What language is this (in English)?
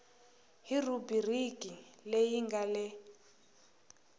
Tsonga